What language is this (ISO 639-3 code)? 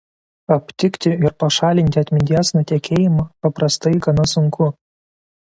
lit